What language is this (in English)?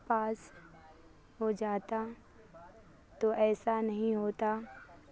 Urdu